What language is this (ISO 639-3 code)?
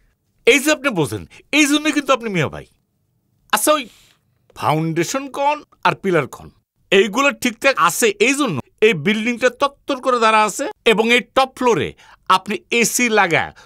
ben